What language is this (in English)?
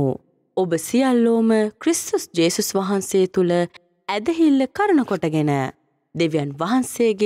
Hindi